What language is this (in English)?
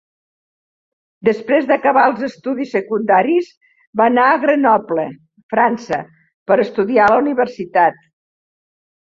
Catalan